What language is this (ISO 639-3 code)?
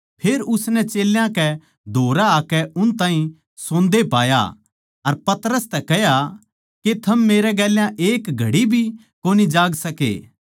bgc